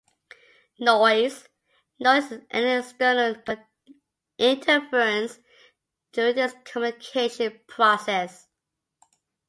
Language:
English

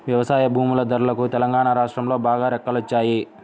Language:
Telugu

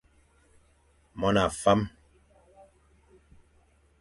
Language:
Fang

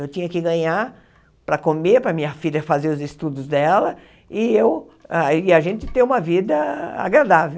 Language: Portuguese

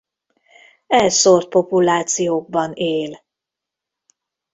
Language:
Hungarian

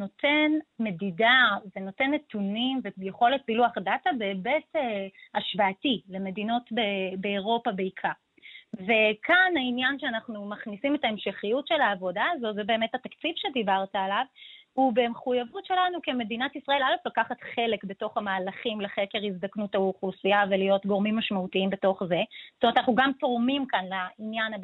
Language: Hebrew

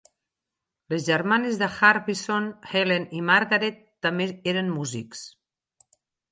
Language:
Catalan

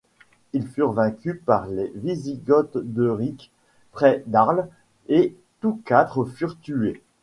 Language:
French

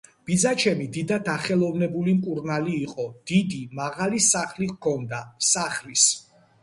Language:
Georgian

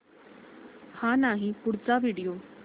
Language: Marathi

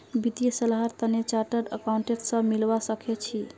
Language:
Magahi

